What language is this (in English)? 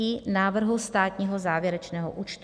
Czech